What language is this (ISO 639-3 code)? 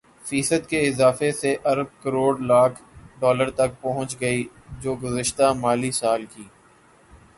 urd